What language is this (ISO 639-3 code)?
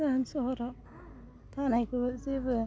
brx